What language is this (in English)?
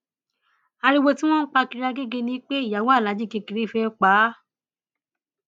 Yoruba